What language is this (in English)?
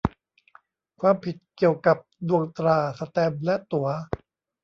Thai